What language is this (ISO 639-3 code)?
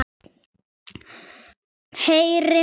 isl